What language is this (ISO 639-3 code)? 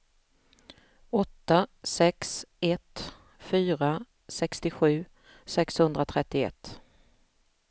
swe